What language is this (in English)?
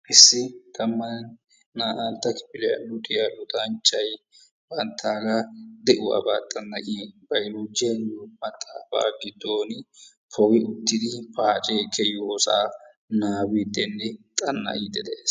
Wolaytta